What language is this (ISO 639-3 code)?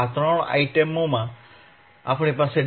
guj